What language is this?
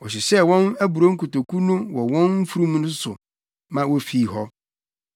Akan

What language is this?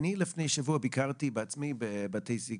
Hebrew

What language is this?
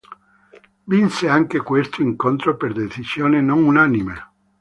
Italian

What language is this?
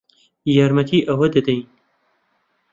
Central Kurdish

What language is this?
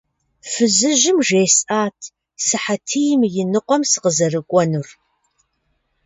Kabardian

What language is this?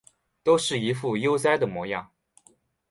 Chinese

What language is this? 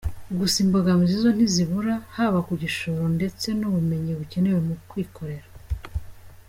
Kinyarwanda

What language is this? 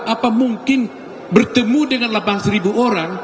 Indonesian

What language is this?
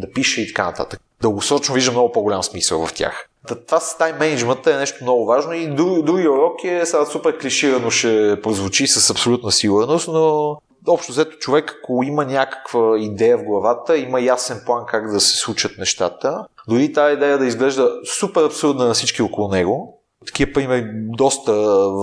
Bulgarian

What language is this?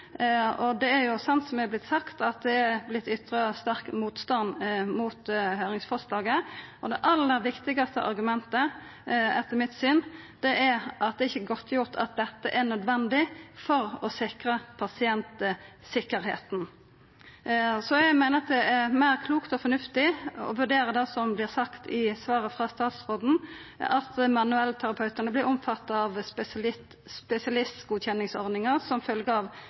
Norwegian Nynorsk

